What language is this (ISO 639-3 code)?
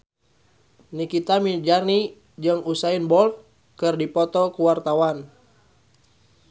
sun